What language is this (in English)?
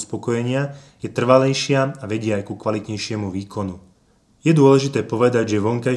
Slovak